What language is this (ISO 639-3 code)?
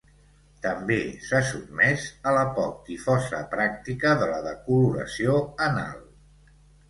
cat